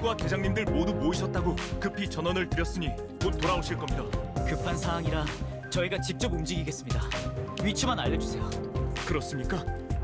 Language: Korean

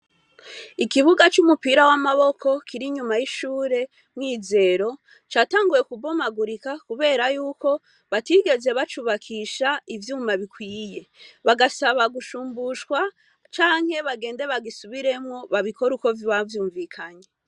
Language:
Rundi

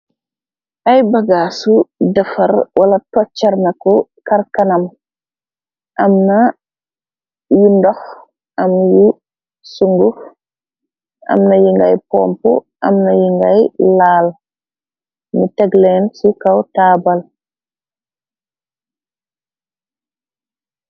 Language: Wolof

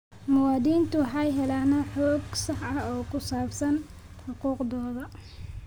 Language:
Somali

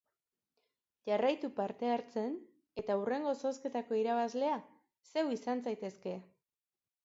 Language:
Basque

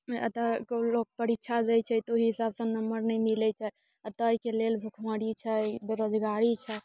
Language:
Maithili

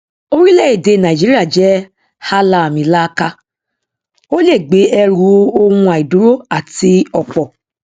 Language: Yoruba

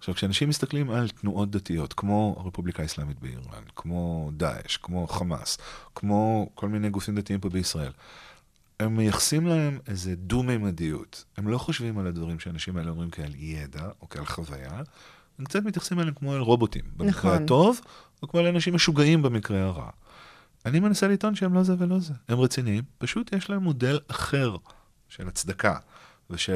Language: Hebrew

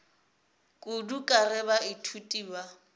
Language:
Northern Sotho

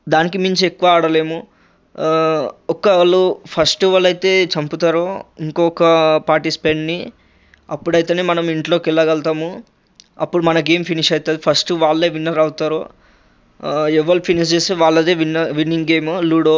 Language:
Telugu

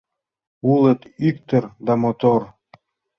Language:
Mari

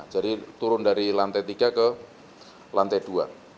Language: Indonesian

